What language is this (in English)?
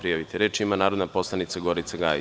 Serbian